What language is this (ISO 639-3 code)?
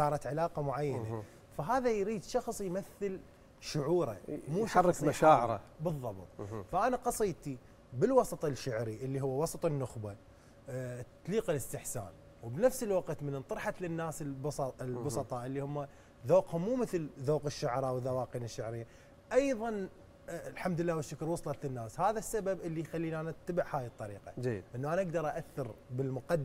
ara